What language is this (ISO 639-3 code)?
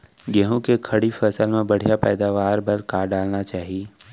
hne